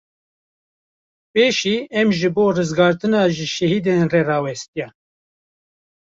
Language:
Kurdish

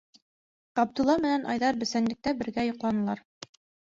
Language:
Bashkir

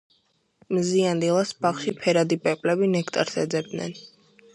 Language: Georgian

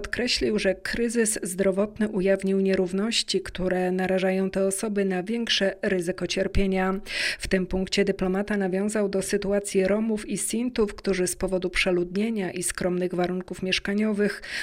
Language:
Polish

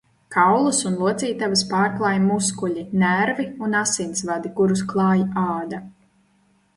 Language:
Latvian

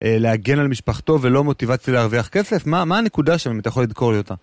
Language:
Hebrew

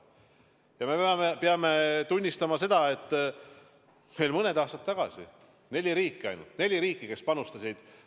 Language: Estonian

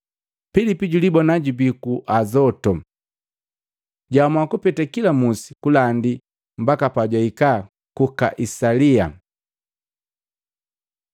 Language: Matengo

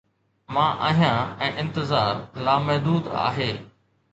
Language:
Sindhi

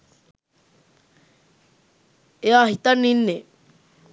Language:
Sinhala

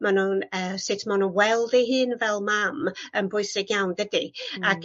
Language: Welsh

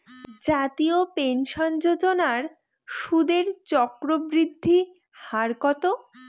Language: Bangla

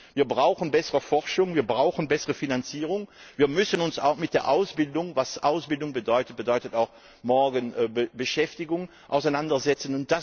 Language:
German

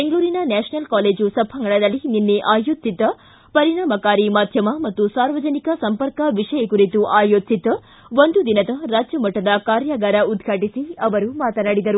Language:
Kannada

